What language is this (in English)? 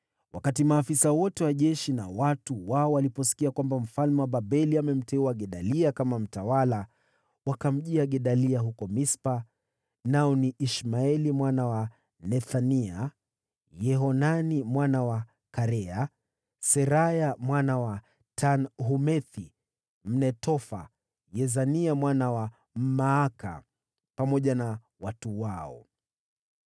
Swahili